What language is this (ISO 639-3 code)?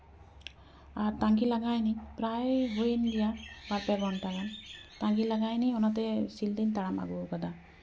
sat